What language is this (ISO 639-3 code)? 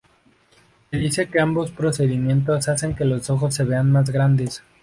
spa